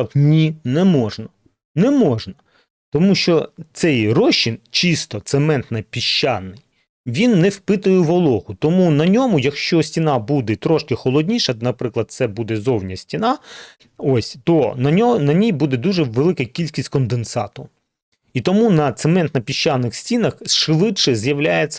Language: Ukrainian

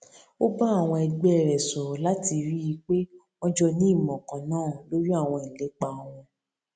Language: Yoruba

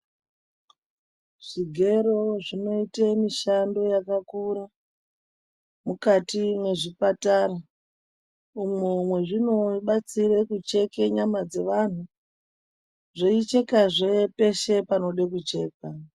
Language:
Ndau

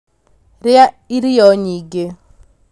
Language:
Kikuyu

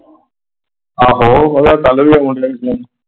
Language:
Punjabi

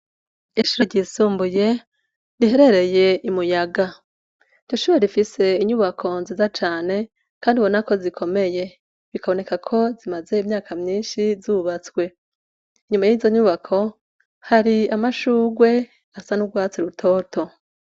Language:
Rundi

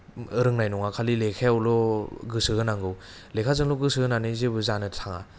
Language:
Bodo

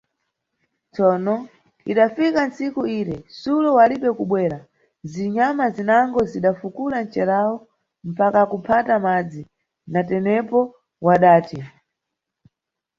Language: Nyungwe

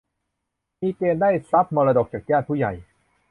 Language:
Thai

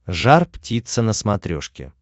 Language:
Russian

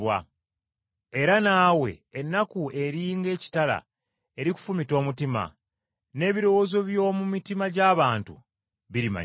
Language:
Ganda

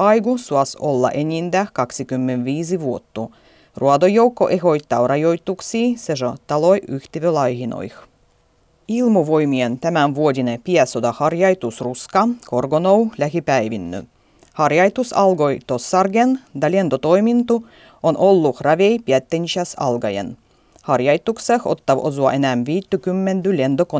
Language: Finnish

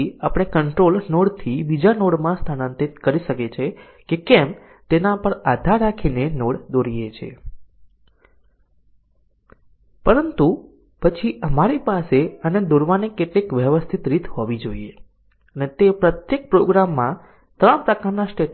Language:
Gujarati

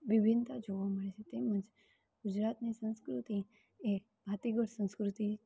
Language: Gujarati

